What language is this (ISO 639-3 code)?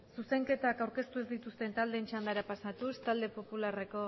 eus